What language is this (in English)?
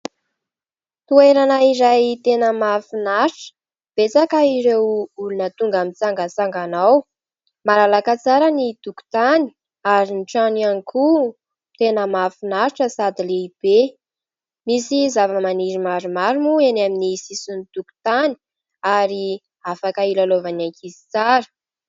Malagasy